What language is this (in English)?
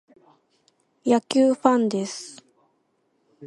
Japanese